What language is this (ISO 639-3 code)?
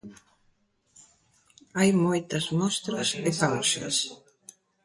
glg